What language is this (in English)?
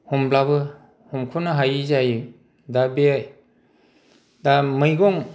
Bodo